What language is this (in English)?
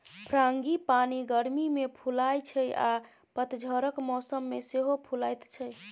Maithili